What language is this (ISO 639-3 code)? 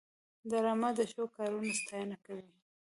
pus